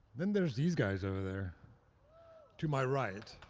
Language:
English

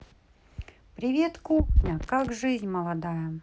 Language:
Russian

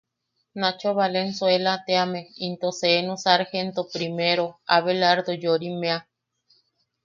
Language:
Yaqui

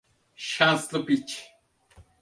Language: Turkish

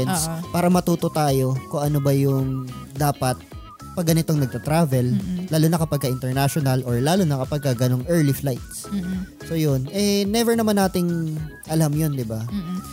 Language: Filipino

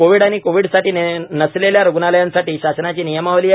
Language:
Marathi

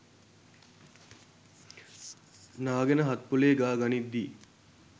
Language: Sinhala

